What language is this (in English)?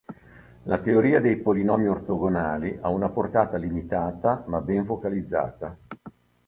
Italian